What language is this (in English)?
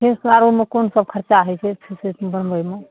Maithili